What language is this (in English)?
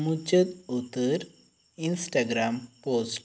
Santali